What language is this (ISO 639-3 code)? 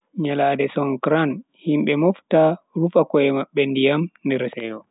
fui